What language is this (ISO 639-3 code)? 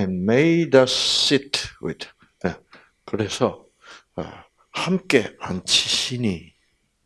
kor